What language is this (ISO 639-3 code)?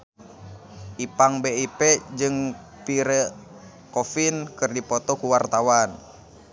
sun